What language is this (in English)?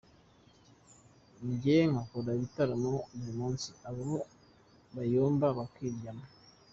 Kinyarwanda